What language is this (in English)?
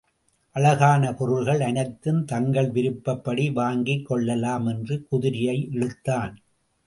Tamil